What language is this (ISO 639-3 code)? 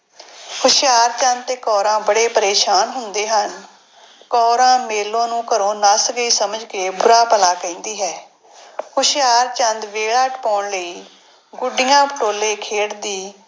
pan